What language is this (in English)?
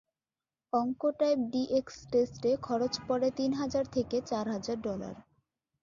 Bangla